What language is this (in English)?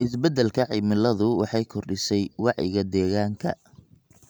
Somali